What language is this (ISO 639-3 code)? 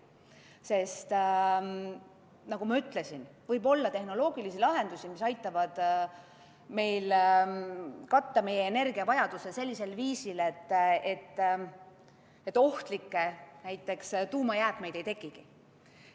est